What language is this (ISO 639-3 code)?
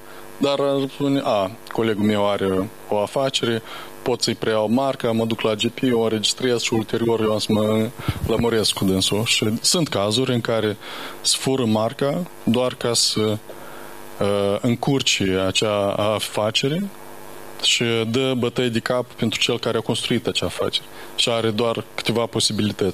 ron